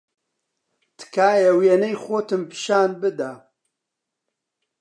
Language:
Central Kurdish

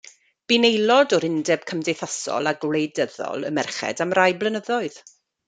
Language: Welsh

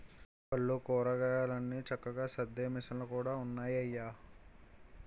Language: Telugu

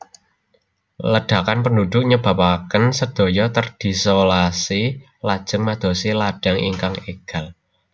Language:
Javanese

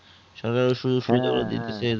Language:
Bangla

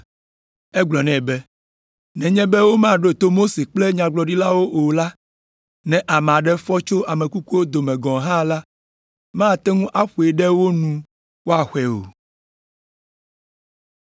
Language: Ewe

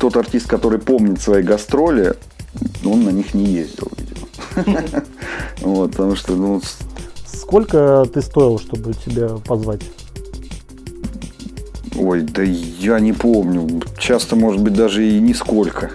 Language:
Russian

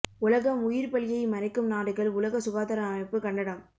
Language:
Tamil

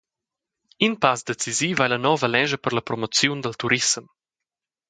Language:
Romansh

